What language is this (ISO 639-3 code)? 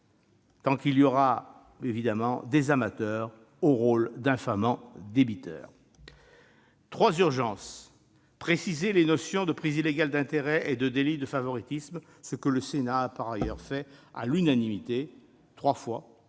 fra